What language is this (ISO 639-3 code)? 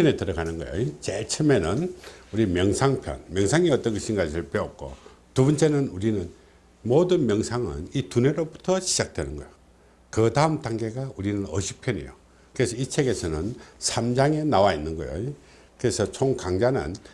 kor